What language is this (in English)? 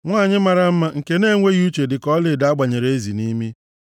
Igbo